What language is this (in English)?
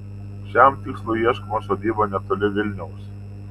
Lithuanian